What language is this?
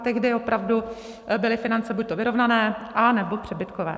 Czech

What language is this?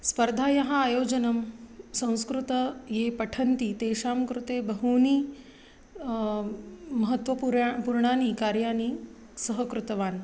Sanskrit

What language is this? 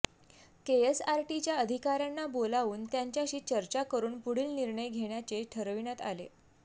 Marathi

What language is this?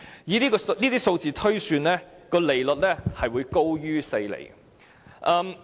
Cantonese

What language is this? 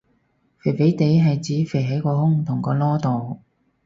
Cantonese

